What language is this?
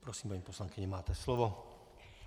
Czech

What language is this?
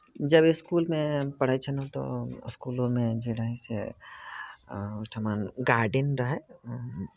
Maithili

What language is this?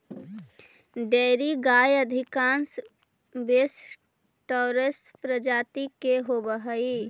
Magahi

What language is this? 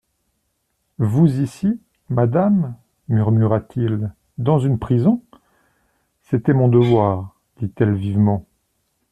French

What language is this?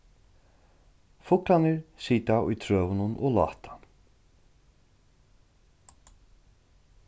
Faroese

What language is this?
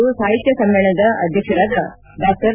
Kannada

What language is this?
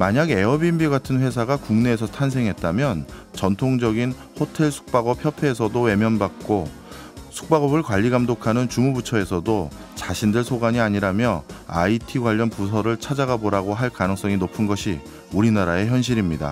Korean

